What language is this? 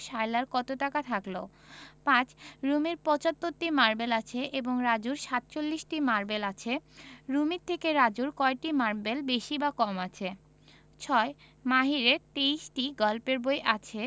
Bangla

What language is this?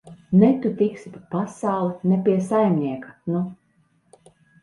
Latvian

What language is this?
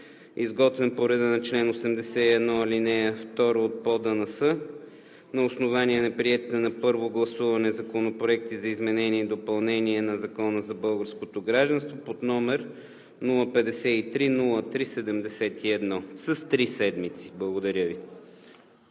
Bulgarian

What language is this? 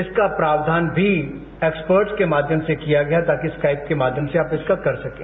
Hindi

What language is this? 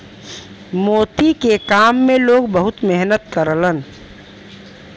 Bhojpuri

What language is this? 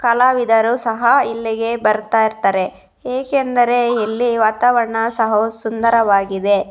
Kannada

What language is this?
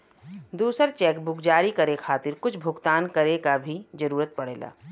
Bhojpuri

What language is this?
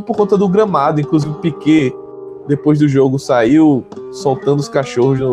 Portuguese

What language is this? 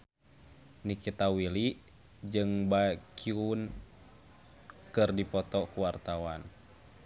Sundanese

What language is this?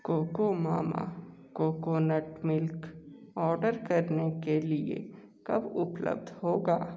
Hindi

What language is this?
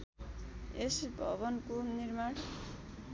Nepali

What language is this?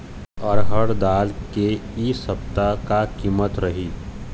Chhattisgarhi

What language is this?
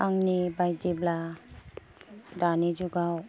Bodo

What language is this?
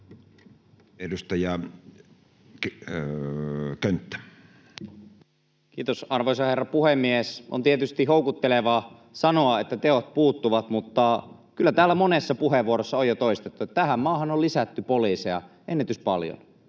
Finnish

